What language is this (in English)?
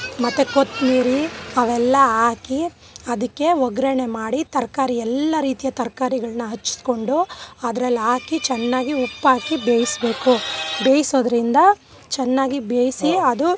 Kannada